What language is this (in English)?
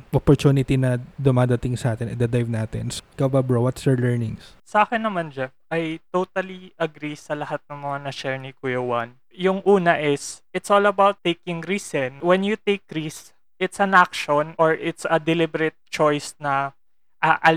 Filipino